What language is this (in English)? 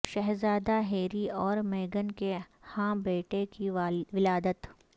Urdu